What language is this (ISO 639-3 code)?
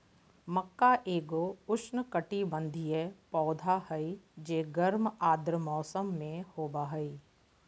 mag